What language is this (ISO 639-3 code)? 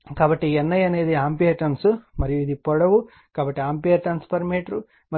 tel